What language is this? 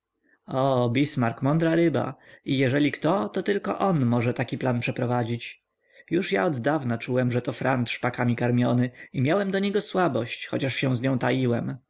Polish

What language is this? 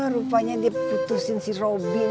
Indonesian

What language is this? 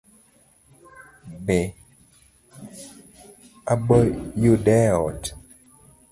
Luo (Kenya and Tanzania)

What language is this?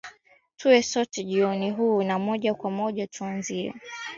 Swahili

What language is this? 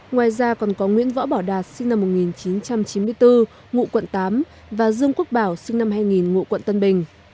Vietnamese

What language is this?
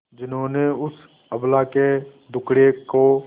Hindi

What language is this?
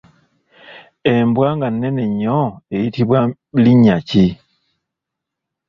Ganda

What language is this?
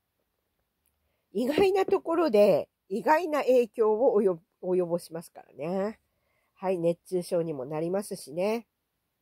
Japanese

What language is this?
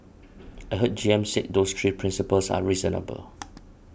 English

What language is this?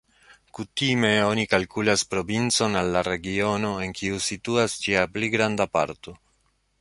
Esperanto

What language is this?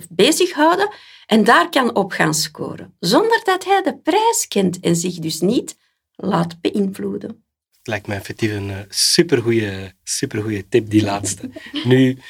Dutch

